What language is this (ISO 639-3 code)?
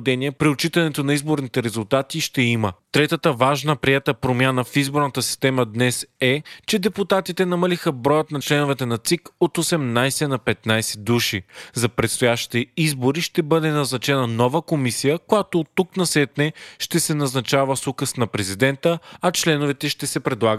bul